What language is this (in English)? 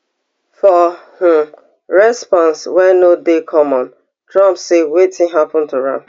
Nigerian Pidgin